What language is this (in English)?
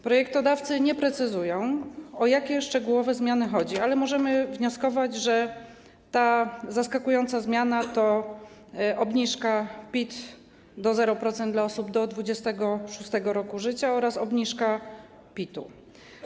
Polish